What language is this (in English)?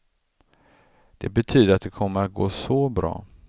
Swedish